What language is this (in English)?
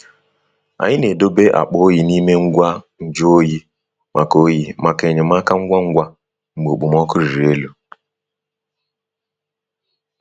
Igbo